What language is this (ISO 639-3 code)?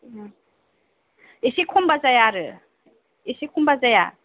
brx